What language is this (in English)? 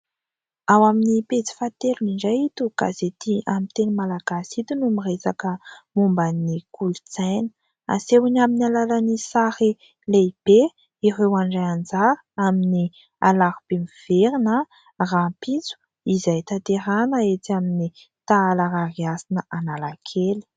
Malagasy